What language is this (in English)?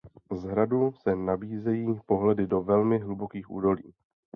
Czech